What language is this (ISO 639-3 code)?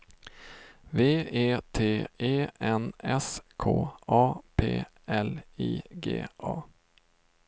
swe